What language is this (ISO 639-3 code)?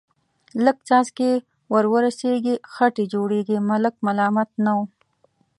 pus